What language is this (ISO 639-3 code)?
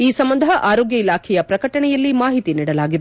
kan